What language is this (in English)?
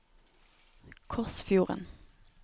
Norwegian